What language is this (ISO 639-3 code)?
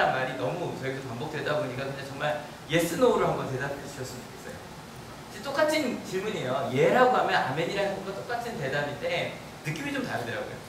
kor